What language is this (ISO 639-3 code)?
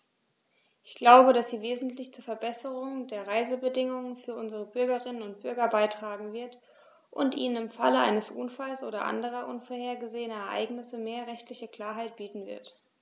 deu